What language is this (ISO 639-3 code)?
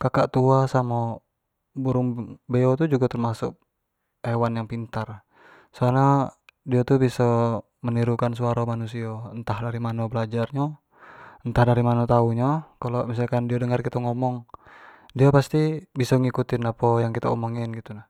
jax